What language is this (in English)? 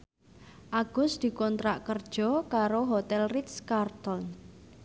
Javanese